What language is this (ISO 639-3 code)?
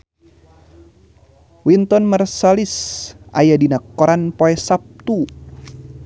sun